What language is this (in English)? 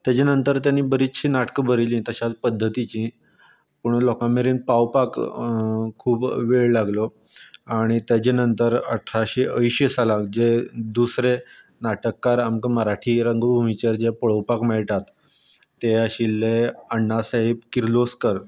Konkani